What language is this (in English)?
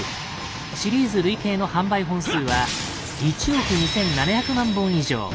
Japanese